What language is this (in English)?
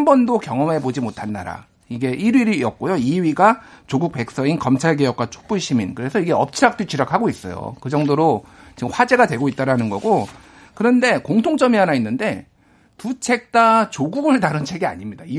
Korean